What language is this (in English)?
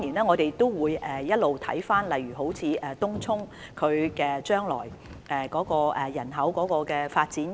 Cantonese